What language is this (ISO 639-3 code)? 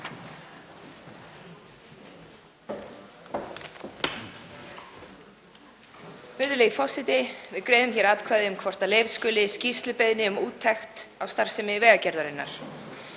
isl